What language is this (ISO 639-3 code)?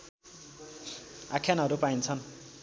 nep